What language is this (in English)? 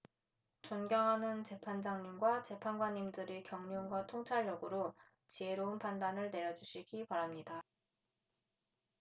Korean